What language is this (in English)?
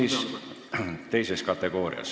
Estonian